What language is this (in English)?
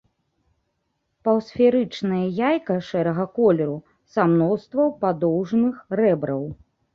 Belarusian